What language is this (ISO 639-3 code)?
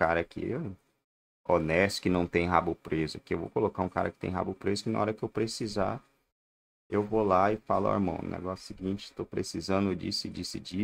por